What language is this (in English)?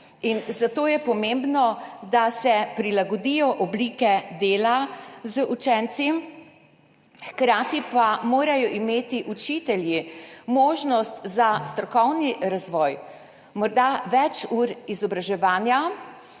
Slovenian